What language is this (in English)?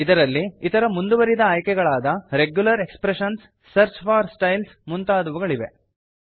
Kannada